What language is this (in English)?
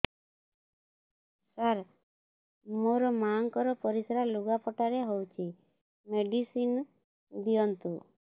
Odia